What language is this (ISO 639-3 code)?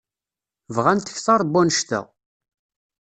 kab